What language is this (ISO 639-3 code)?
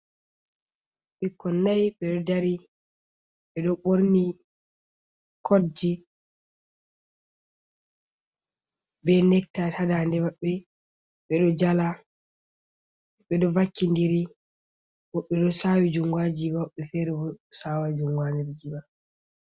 ful